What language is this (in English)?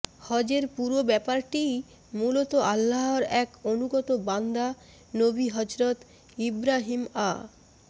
Bangla